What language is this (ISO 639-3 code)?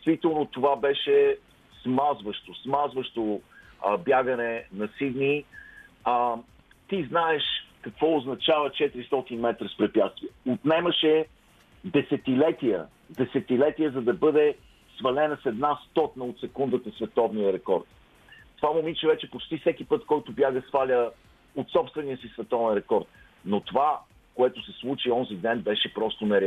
bul